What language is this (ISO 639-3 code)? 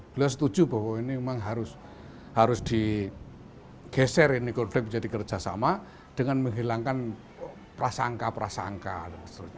ind